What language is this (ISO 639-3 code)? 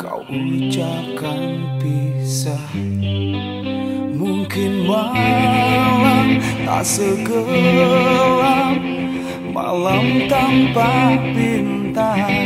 ind